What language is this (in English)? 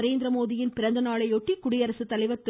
Tamil